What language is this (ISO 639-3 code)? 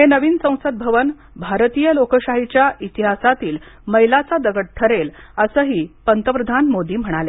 mar